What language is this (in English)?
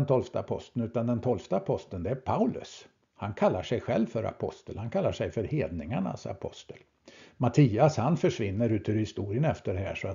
Swedish